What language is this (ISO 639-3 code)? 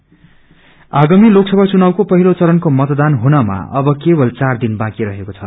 nep